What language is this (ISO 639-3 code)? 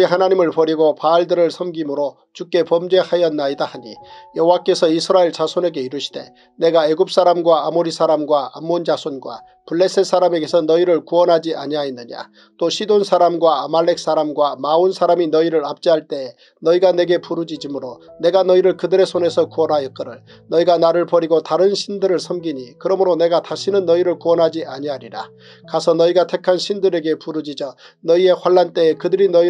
kor